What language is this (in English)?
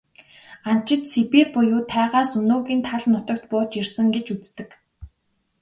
Mongolian